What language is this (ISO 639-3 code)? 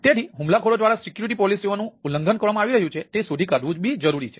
guj